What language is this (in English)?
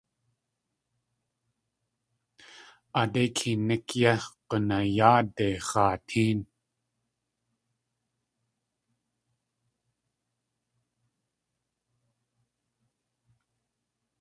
Tlingit